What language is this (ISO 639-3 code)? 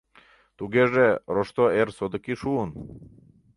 chm